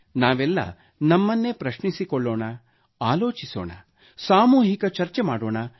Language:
Kannada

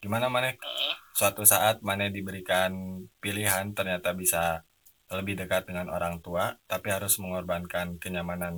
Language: Indonesian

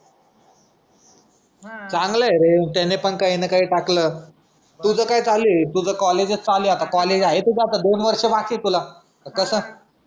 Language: Marathi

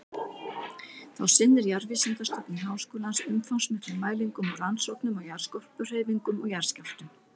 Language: Icelandic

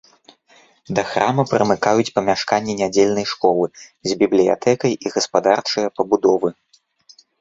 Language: Belarusian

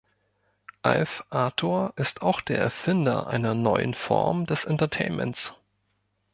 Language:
German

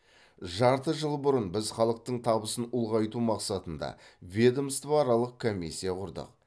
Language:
Kazakh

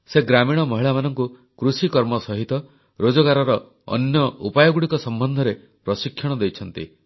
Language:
Odia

